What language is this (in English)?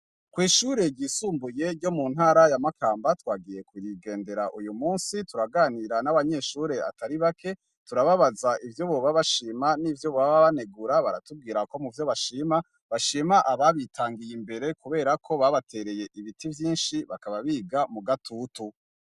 Rundi